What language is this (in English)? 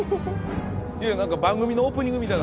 Japanese